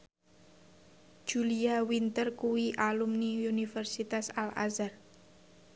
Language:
Javanese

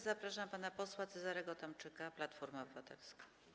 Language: Polish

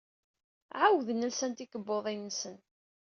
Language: Kabyle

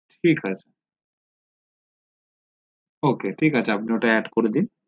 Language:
Bangla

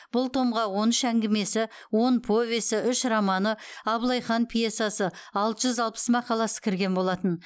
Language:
Kazakh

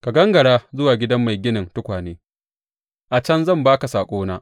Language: Hausa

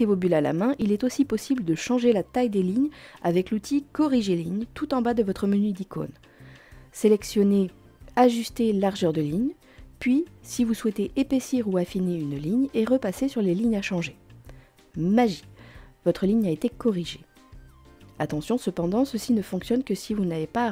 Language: French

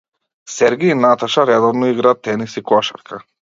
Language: Macedonian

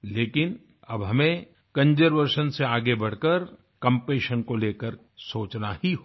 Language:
Hindi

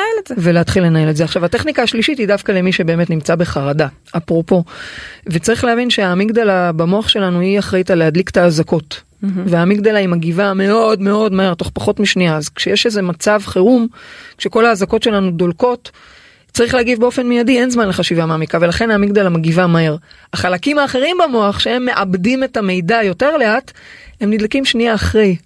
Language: Hebrew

